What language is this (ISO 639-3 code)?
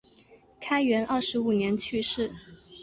zho